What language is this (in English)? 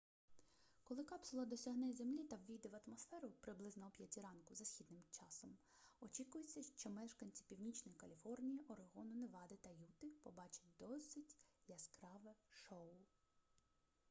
Ukrainian